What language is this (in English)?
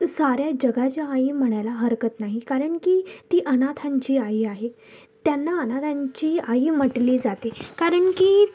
Marathi